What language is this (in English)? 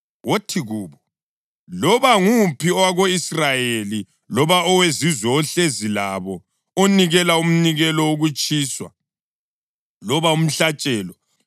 North Ndebele